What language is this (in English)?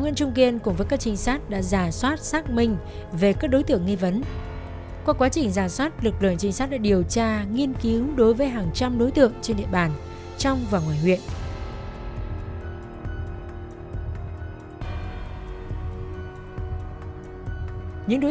Vietnamese